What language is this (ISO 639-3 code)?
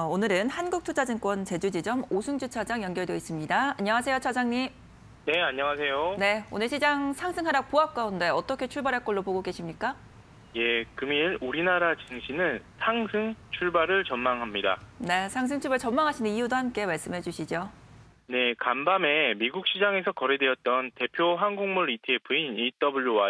kor